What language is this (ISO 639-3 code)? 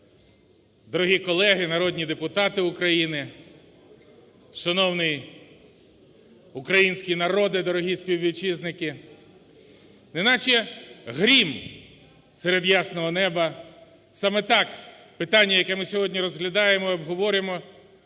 ukr